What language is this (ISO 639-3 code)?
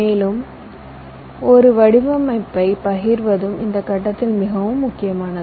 tam